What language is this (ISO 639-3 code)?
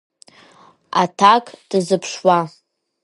abk